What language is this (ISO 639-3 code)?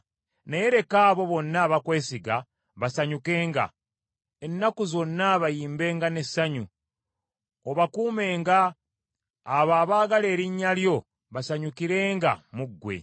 lug